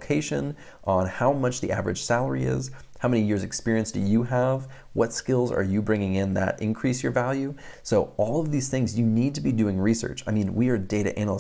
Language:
English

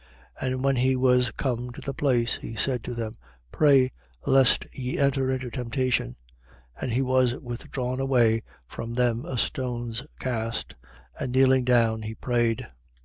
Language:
English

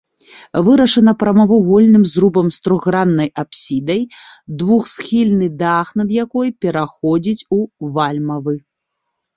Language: Belarusian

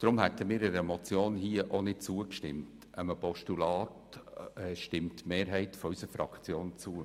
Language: Swiss German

